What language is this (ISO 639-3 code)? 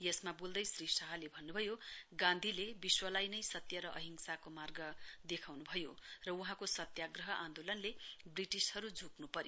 nep